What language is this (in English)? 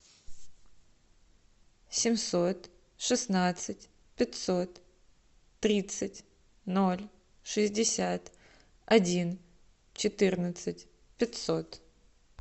Russian